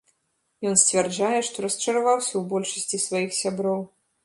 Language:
Belarusian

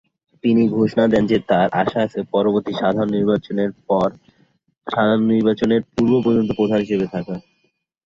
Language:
Bangla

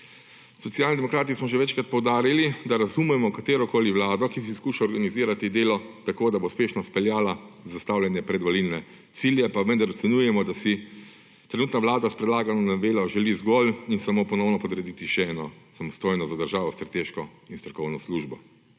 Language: Slovenian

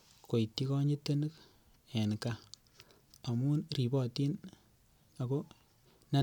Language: Kalenjin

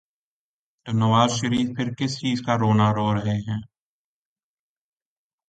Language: Urdu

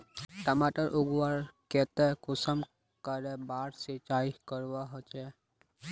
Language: Magahi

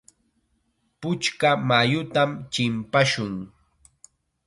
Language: Chiquián Ancash Quechua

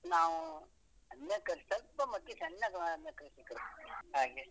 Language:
Kannada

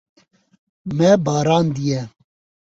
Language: Kurdish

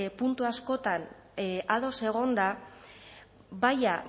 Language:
Basque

